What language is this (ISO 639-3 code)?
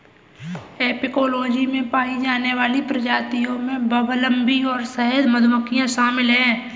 hin